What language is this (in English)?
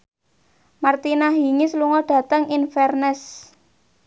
Javanese